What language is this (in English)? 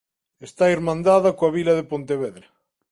Galician